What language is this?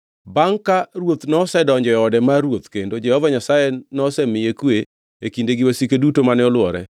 Luo (Kenya and Tanzania)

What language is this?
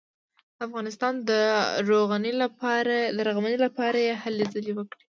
Pashto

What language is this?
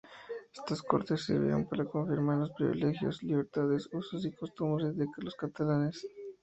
Spanish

